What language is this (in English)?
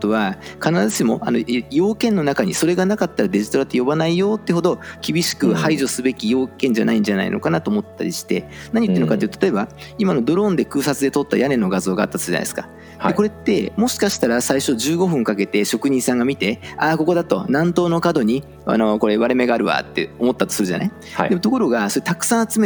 Japanese